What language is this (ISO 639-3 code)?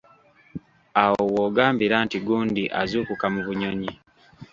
lug